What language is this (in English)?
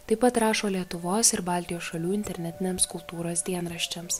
Lithuanian